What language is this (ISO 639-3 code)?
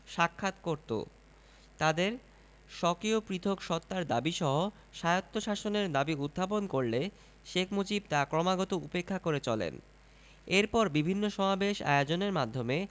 ben